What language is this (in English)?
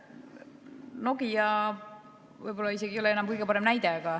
Estonian